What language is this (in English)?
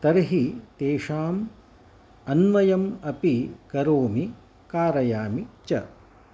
Sanskrit